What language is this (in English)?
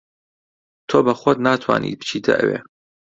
Central Kurdish